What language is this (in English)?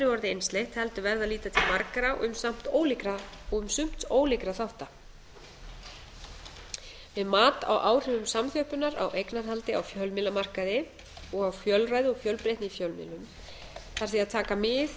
Icelandic